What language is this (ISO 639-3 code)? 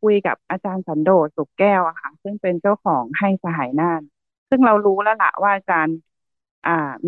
tha